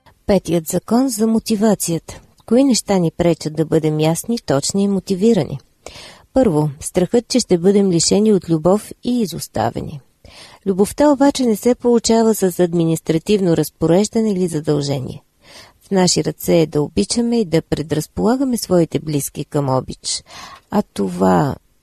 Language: Bulgarian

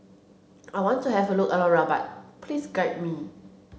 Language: English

